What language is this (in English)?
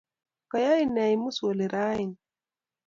Kalenjin